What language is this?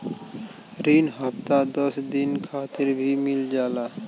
Bhojpuri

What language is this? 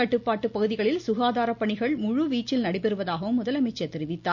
Tamil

